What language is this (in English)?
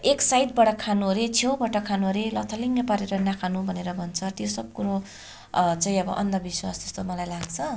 Nepali